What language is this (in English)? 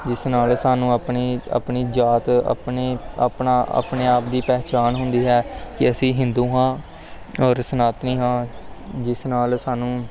Punjabi